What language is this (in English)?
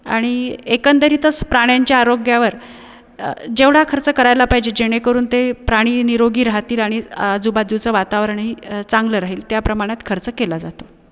Marathi